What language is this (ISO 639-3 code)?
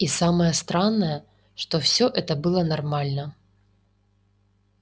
rus